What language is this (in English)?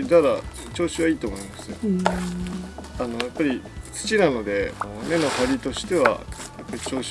Japanese